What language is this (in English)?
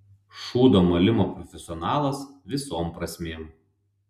Lithuanian